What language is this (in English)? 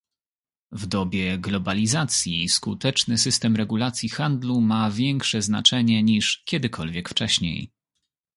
Polish